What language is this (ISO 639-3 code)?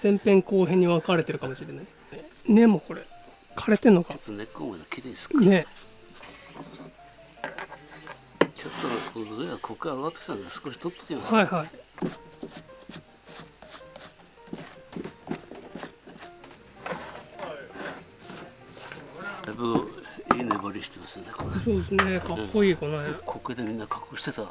jpn